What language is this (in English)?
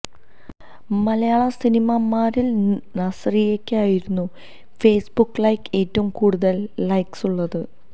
Malayalam